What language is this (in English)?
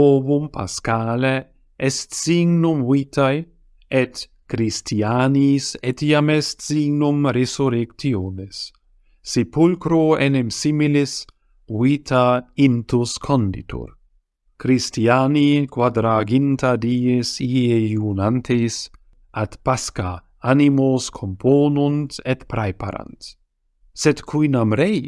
Latin